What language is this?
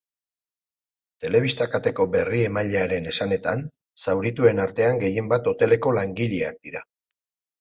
Basque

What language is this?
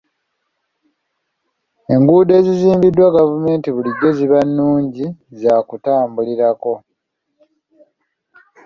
Ganda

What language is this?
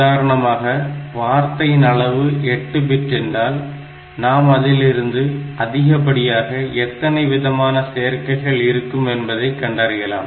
Tamil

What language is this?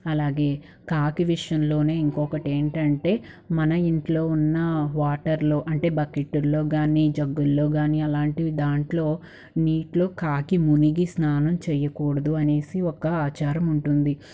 Telugu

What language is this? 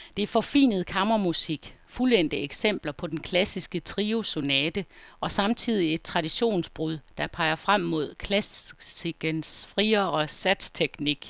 Danish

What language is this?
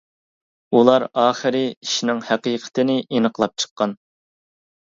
Uyghur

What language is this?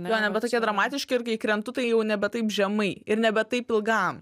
Lithuanian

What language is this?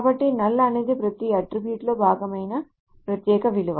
Telugu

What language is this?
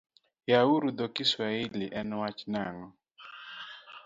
Luo (Kenya and Tanzania)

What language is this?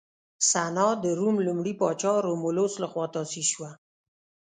Pashto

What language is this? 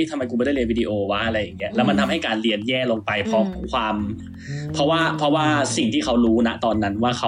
Thai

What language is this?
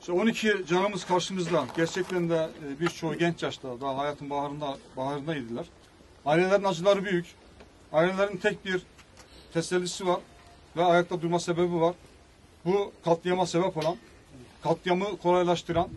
Turkish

